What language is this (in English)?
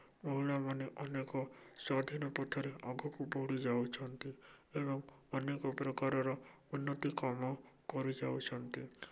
Odia